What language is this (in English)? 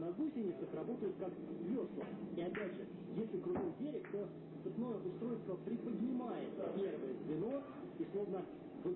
Russian